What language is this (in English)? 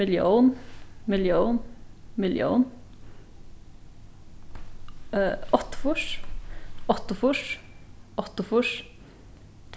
Faroese